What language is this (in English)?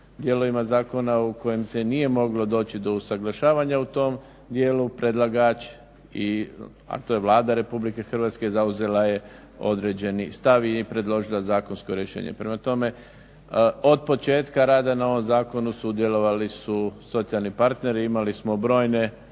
Croatian